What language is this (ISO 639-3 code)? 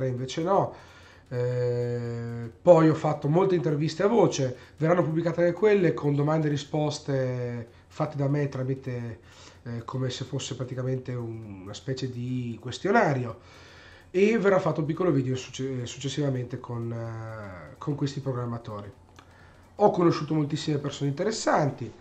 ita